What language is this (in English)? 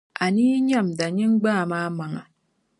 Dagbani